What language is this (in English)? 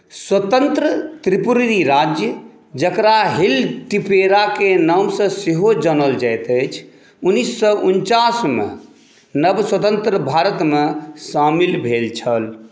Maithili